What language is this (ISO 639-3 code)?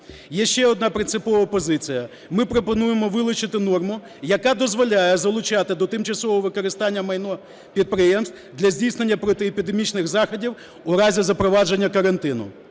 ukr